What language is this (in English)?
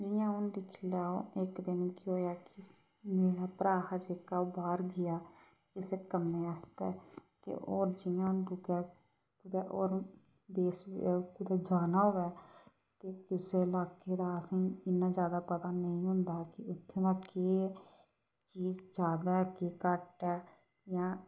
Dogri